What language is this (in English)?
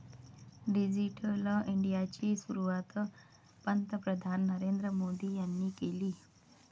Marathi